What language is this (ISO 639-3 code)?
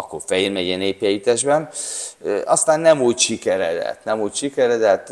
hun